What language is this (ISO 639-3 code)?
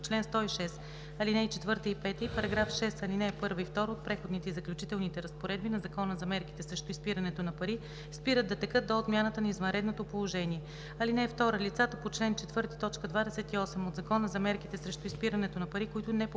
bul